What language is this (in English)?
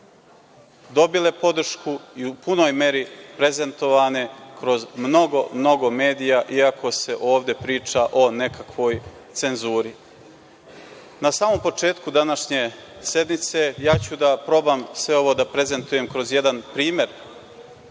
Serbian